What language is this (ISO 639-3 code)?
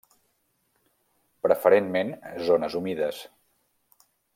cat